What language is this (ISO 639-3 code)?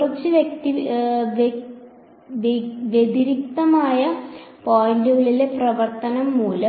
mal